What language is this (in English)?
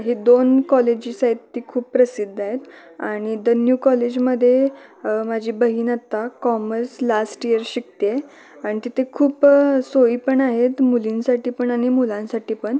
Marathi